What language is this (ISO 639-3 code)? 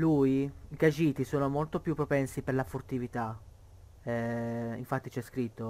ita